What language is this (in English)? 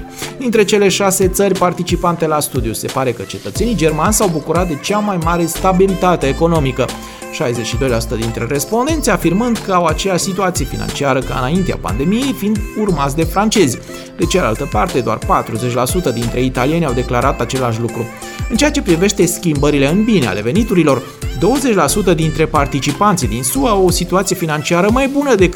Romanian